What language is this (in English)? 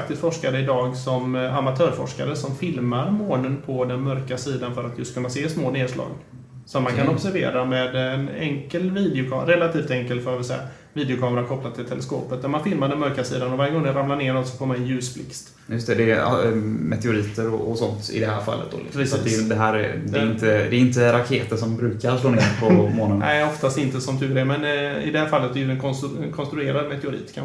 Swedish